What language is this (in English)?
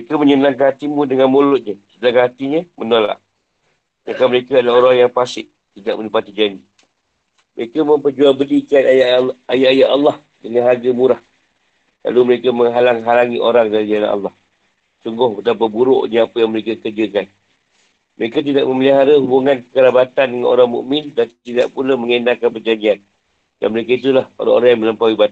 Malay